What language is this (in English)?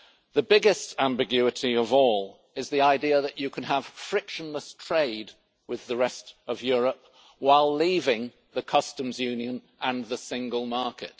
English